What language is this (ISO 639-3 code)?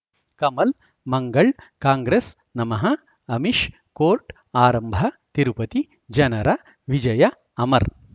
kan